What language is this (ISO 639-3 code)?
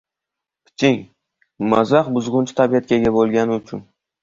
uzb